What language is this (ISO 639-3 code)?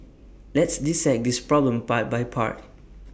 eng